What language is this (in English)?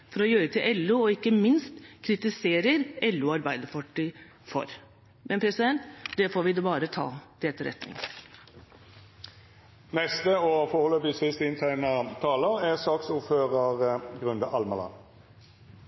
Norwegian Bokmål